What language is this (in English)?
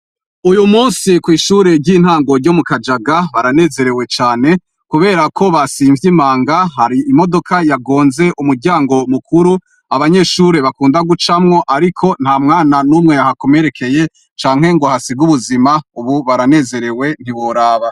Rundi